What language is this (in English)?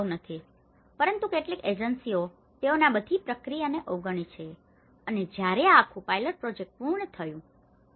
Gujarati